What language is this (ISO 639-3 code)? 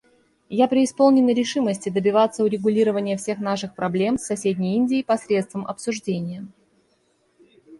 rus